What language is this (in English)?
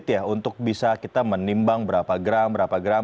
Indonesian